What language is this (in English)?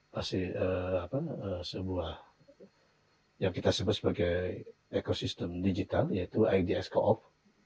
Indonesian